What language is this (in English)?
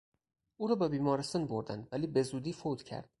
Persian